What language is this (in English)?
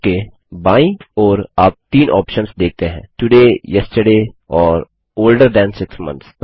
Hindi